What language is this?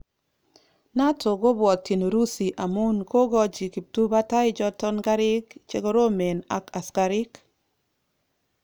Kalenjin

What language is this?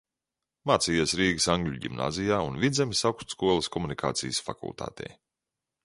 Latvian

